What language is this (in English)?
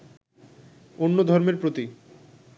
Bangla